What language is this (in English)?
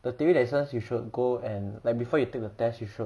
English